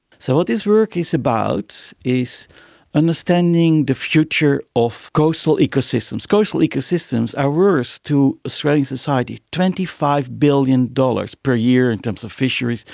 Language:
English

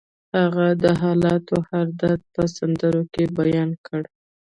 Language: Pashto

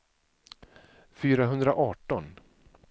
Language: Swedish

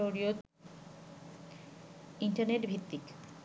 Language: Bangla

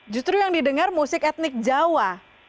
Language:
Indonesian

